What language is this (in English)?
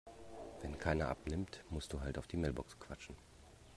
German